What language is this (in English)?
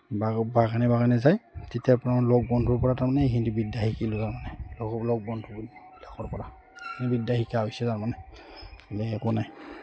Assamese